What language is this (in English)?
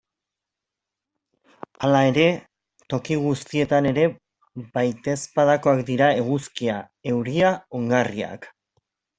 Basque